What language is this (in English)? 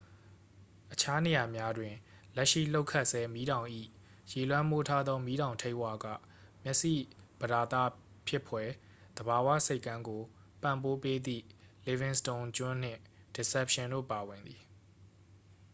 Burmese